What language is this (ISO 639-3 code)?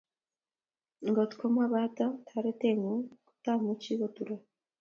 kln